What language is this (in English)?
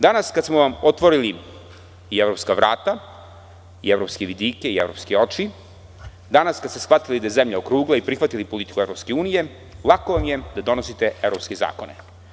Serbian